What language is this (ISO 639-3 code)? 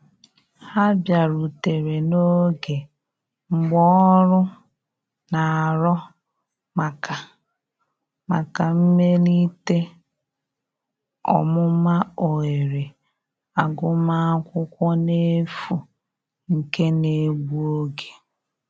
ibo